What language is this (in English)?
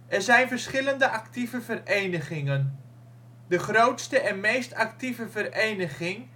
Dutch